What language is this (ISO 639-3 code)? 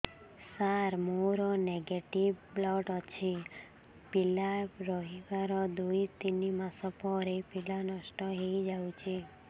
ori